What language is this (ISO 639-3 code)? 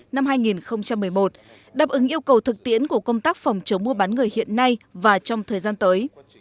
vie